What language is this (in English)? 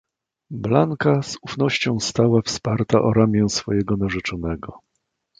Polish